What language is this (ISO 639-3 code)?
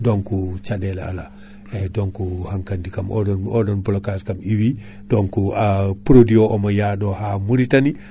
ful